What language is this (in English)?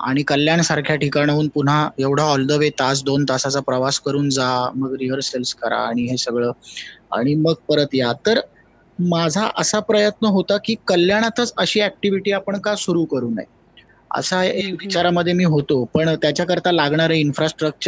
Marathi